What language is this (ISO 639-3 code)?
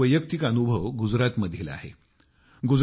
mar